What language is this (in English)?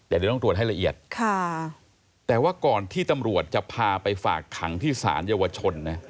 Thai